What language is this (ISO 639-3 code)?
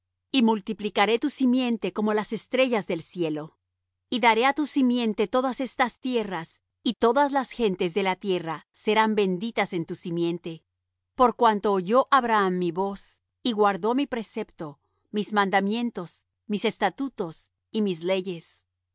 spa